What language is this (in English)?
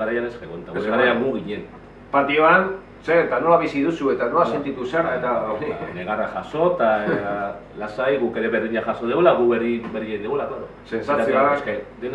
Spanish